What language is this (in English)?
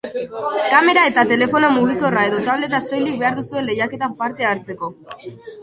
Basque